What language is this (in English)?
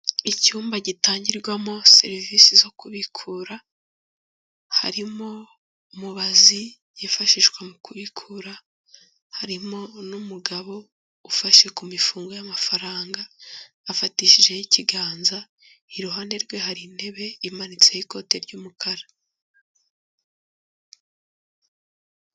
Kinyarwanda